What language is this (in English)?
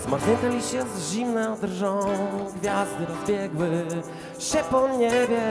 Polish